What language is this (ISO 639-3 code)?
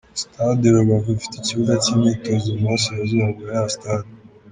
kin